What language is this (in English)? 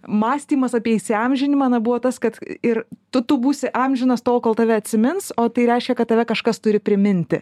Lithuanian